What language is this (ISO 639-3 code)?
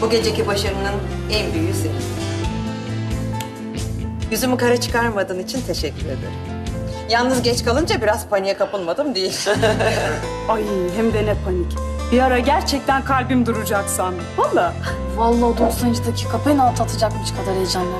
tur